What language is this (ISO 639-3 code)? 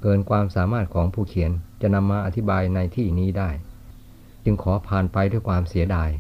tha